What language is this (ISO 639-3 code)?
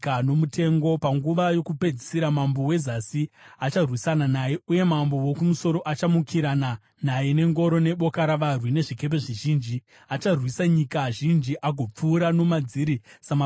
sna